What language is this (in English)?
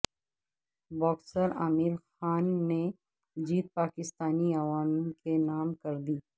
Urdu